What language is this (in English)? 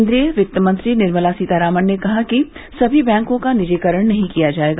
Hindi